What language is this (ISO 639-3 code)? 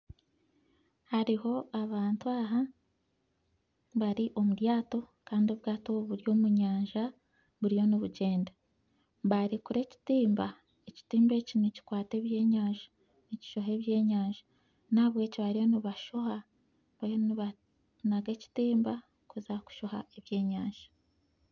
nyn